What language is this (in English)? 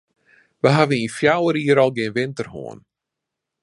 Western Frisian